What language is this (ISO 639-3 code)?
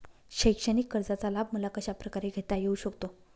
mar